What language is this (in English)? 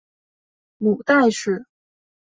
Chinese